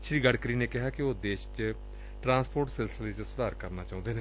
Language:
Punjabi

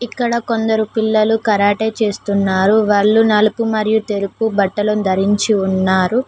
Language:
Telugu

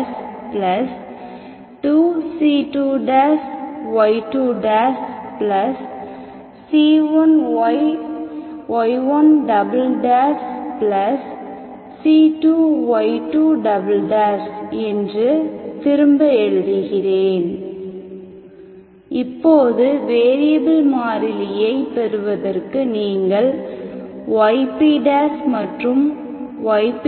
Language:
Tamil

